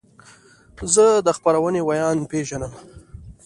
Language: Pashto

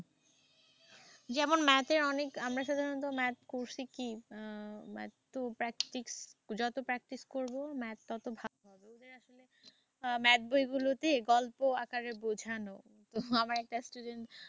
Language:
Bangla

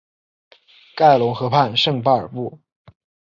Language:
Chinese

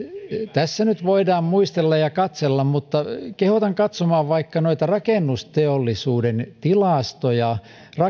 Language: Finnish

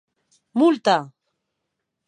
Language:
Occitan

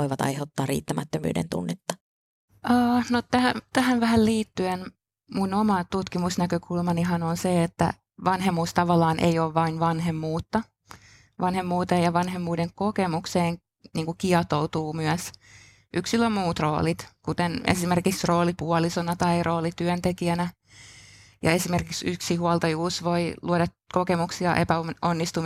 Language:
Finnish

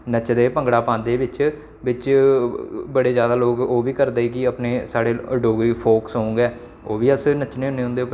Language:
Dogri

